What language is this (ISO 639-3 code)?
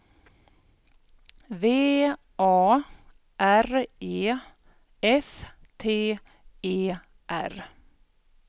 swe